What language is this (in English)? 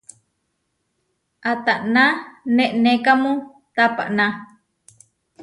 Huarijio